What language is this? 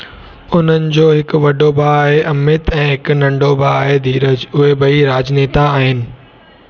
Sindhi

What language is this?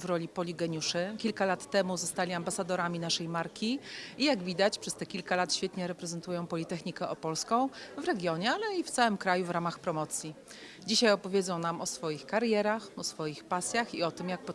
Polish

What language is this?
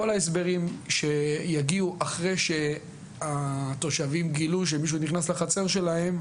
Hebrew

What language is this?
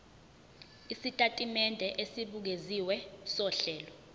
Zulu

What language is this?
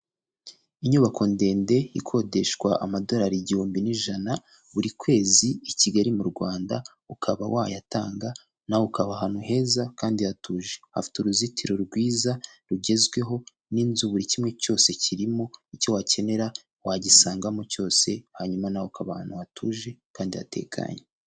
Kinyarwanda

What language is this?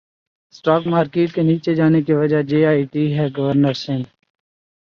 Urdu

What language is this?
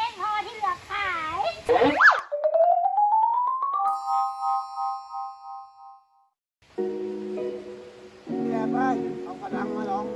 Thai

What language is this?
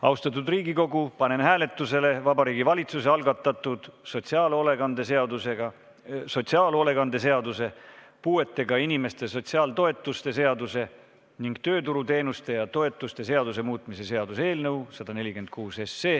Estonian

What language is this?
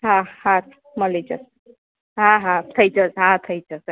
Gujarati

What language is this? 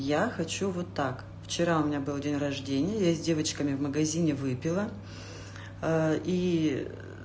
Russian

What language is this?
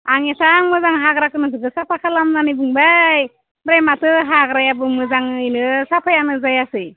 Bodo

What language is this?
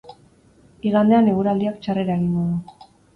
Basque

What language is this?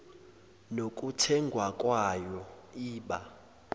Zulu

